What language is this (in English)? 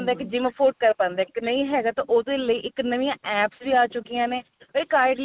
Punjabi